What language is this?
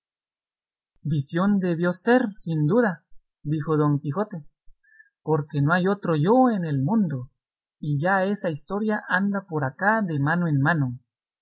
Spanish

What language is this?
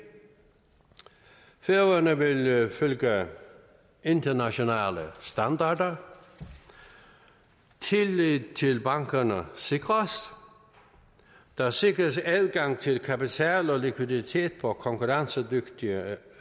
Danish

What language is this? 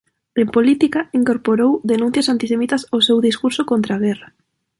Galician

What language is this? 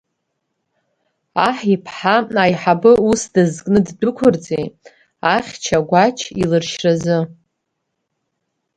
Abkhazian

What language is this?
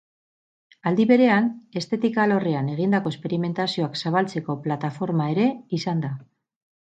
Basque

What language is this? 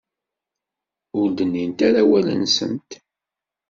Kabyle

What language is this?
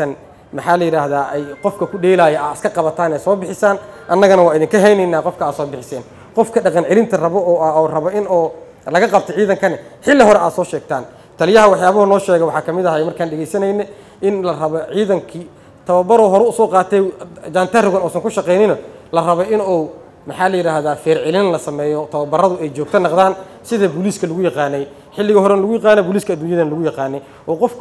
Arabic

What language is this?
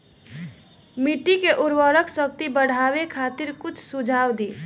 Bhojpuri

